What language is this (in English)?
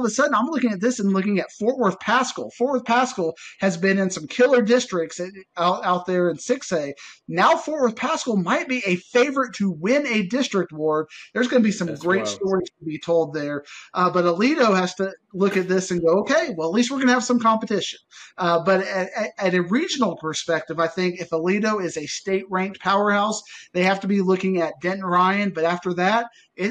English